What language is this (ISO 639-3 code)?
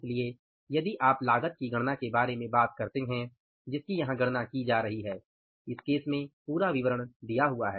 hin